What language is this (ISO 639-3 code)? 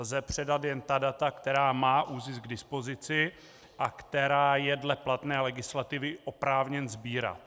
ces